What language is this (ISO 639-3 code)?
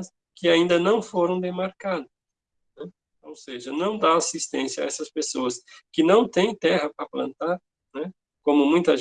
por